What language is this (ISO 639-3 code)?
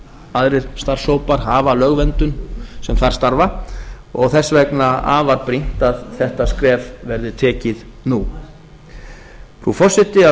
isl